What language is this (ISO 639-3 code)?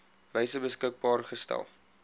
afr